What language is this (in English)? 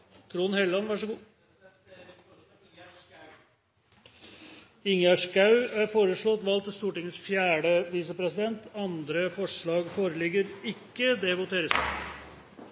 Norwegian Bokmål